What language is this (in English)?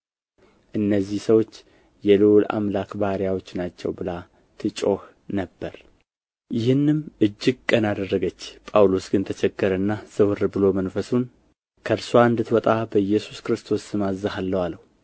Amharic